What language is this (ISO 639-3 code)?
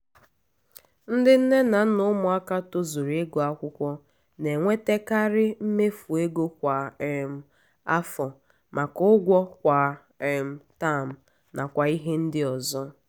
ibo